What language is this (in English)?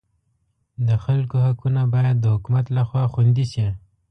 Pashto